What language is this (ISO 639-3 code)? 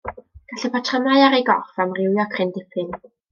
cym